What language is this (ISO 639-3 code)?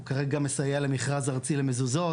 heb